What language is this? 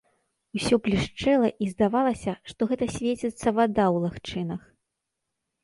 Belarusian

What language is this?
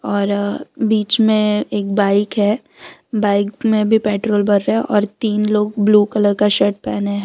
Hindi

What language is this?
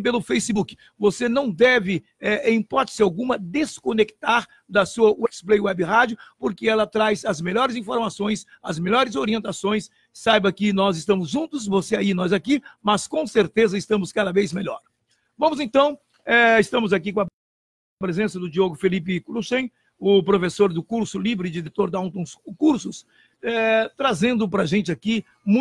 Portuguese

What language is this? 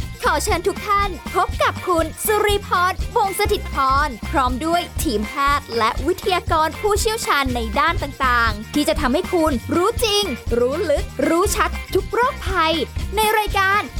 Thai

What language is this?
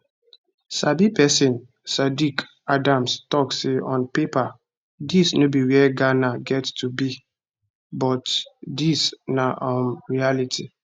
Nigerian Pidgin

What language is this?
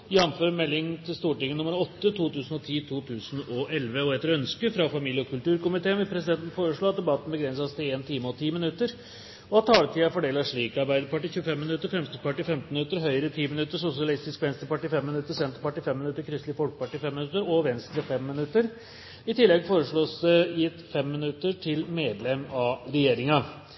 Norwegian Bokmål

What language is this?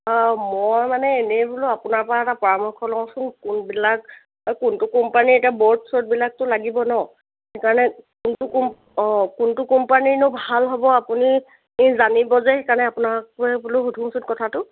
Assamese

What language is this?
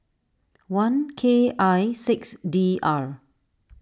English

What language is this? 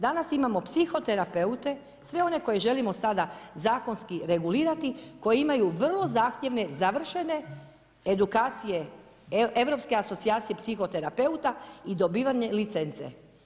Croatian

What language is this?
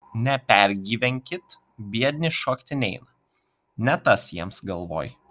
Lithuanian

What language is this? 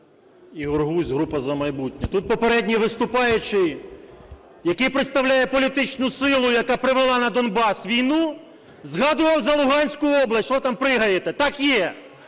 Ukrainian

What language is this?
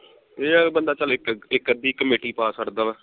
Punjabi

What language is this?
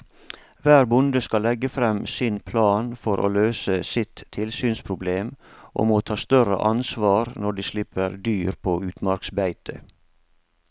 Norwegian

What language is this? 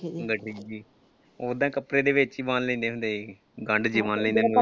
Punjabi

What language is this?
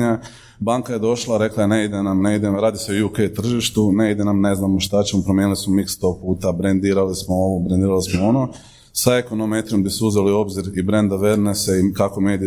Croatian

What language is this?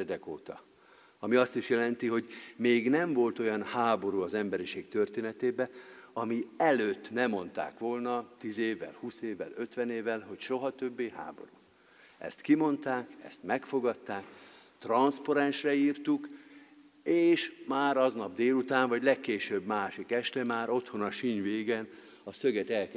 Hungarian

